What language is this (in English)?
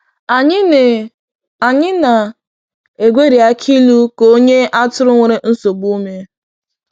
Igbo